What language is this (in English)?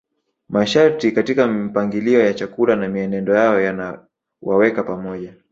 Swahili